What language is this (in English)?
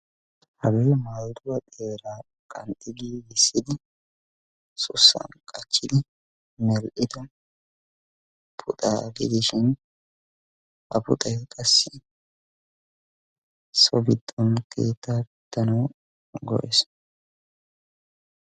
Wolaytta